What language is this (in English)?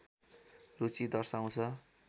Nepali